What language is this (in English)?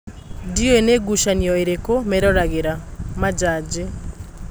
Kikuyu